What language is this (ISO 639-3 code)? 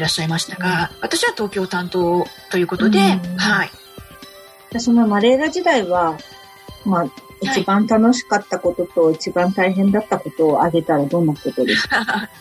jpn